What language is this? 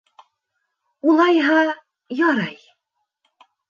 Bashkir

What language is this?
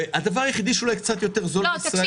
Hebrew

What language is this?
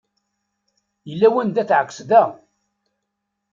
Kabyle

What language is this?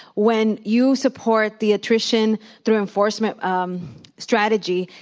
English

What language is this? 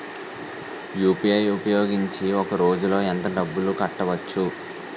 Telugu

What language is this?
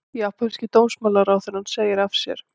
Icelandic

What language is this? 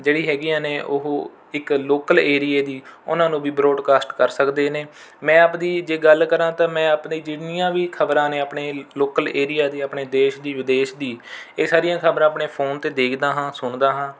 Punjabi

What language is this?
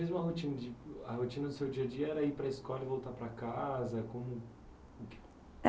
Portuguese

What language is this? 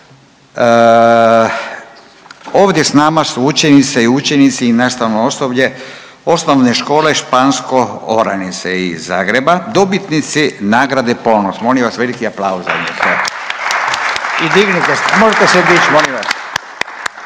Croatian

